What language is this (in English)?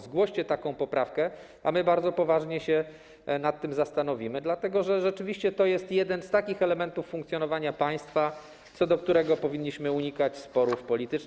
Polish